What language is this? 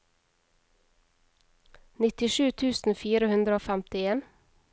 Norwegian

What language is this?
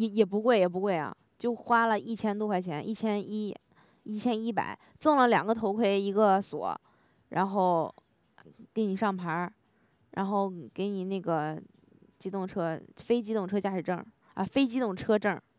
Chinese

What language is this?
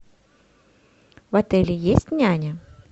Russian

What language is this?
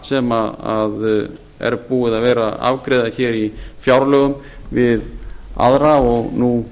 Icelandic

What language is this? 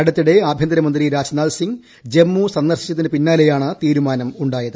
Malayalam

